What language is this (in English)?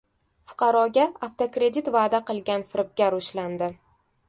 Uzbek